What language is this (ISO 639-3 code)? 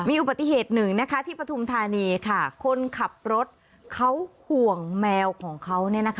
tha